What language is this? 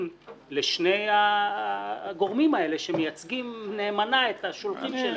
Hebrew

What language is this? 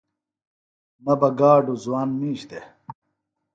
Phalura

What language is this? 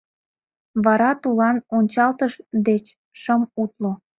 Mari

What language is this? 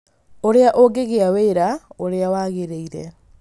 Kikuyu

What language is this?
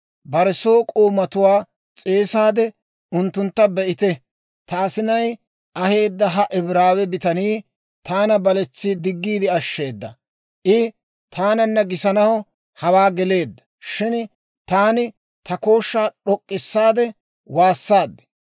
Dawro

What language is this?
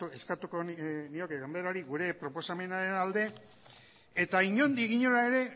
Basque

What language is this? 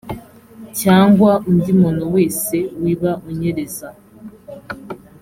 Kinyarwanda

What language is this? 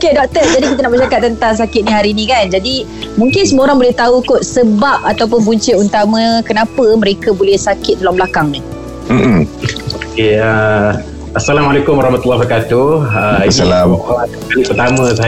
Malay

